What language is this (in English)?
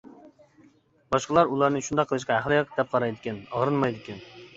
Uyghur